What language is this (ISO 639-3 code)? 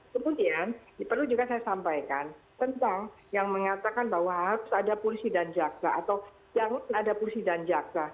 ind